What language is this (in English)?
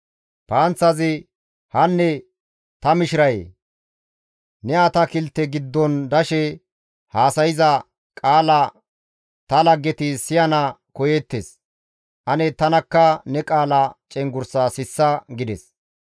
Gamo